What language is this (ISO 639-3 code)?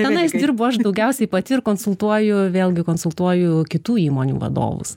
lit